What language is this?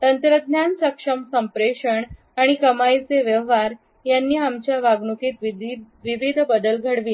Marathi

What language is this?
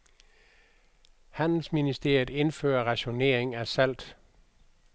Danish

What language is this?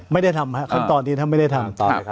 Thai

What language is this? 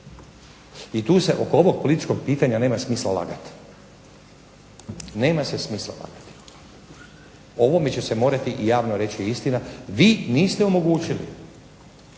Croatian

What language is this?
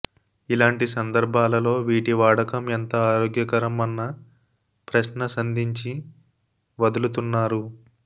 Telugu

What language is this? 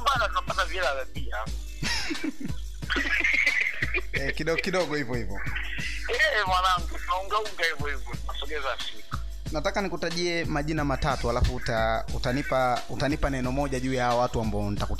Swahili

